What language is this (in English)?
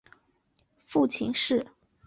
Chinese